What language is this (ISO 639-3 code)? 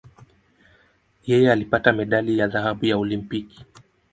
swa